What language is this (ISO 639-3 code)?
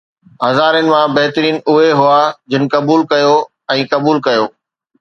snd